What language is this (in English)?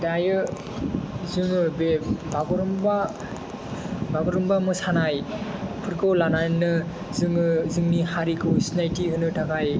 Bodo